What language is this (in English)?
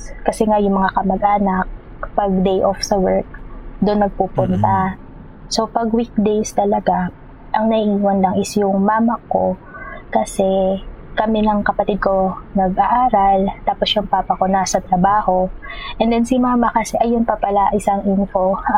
Filipino